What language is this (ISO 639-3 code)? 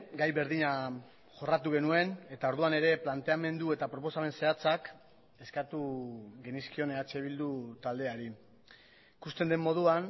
eus